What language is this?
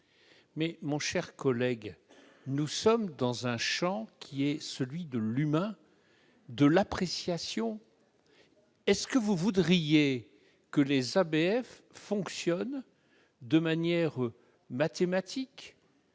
French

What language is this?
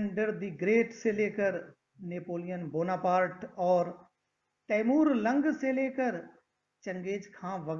Hindi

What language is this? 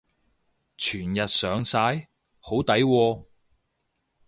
Cantonese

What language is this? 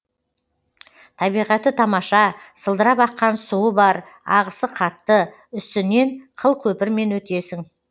Kazakh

